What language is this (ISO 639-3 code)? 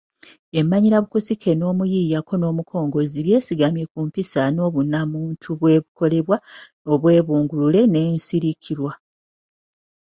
lug